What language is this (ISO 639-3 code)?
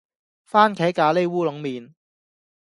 yue